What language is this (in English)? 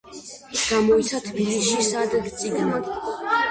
Georgian